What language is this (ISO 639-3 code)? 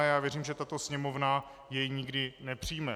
ces